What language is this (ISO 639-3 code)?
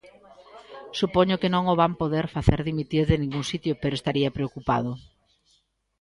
glg